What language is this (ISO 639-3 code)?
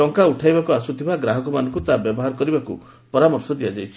ori